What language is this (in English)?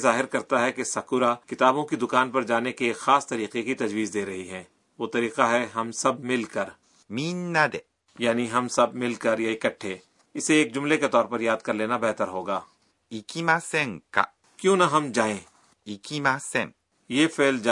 Urdu